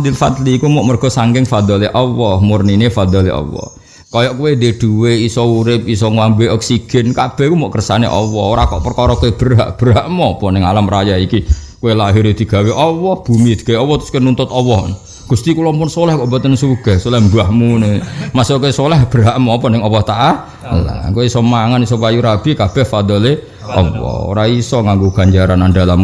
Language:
Indonesian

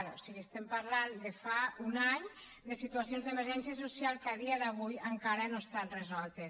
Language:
Catalan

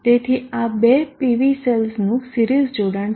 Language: Gujarati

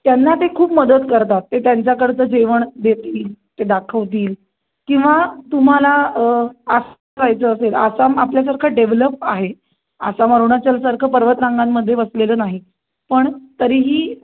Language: Marathi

